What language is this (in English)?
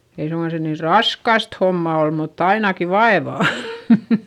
Finnish